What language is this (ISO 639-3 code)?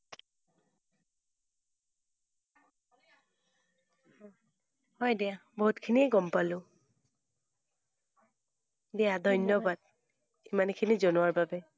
asm